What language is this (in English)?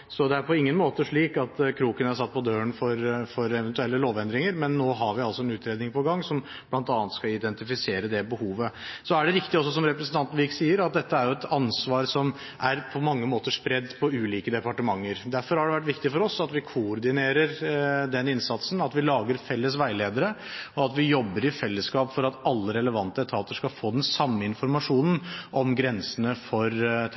Norwegian Bokmål